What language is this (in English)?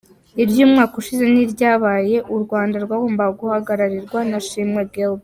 Kinyarwanda